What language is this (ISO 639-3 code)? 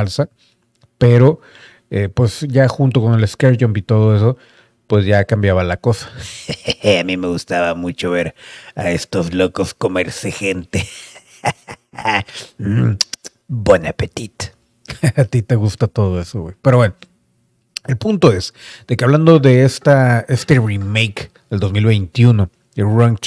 spa